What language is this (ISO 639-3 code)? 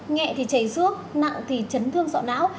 vie